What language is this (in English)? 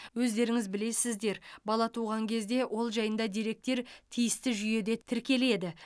Kazakh